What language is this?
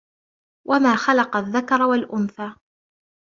Arabic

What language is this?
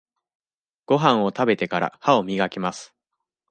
Japanese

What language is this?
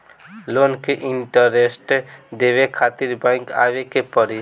Bhojpuri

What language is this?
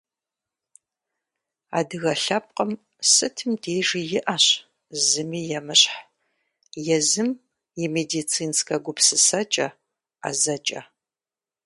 Kabardian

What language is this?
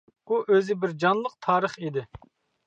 Uyghur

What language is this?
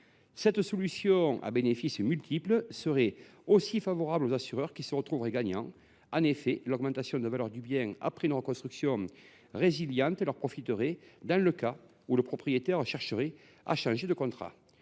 French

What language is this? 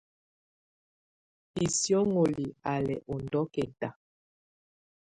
Tunen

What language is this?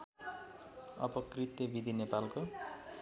Nepali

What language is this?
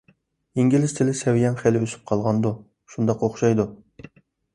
Uyghur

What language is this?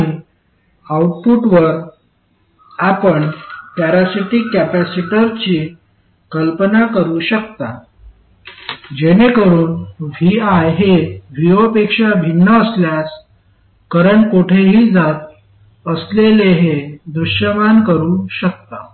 Marathi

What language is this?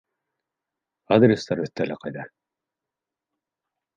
Bashkir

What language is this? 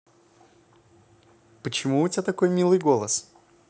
Russian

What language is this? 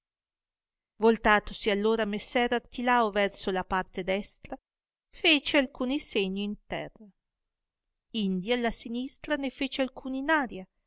Italian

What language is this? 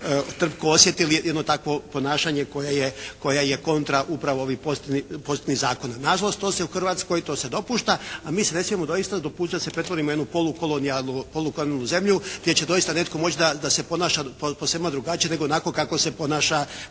Croatian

